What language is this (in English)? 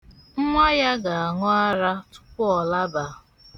Igbo